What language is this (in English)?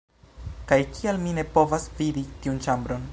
Esperanto